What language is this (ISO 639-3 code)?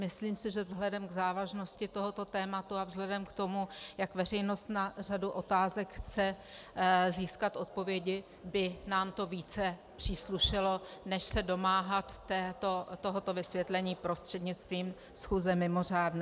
ces